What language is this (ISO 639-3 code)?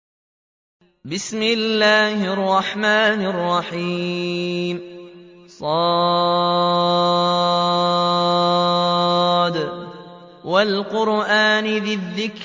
ara